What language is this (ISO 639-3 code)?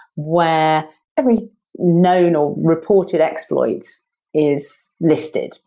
eng